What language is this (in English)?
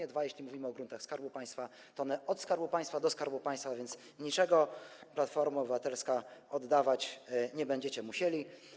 Polish